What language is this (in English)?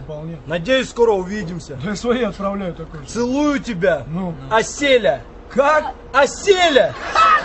Russian